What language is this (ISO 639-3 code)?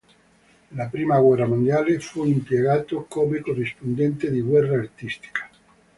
ita